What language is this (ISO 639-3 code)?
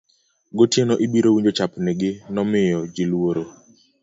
luo